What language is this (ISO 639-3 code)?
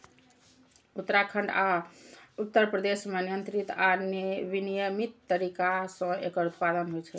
mai